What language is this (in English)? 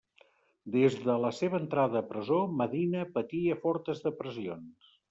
Catalan